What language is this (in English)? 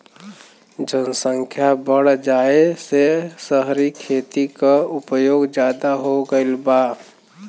Bhojpuri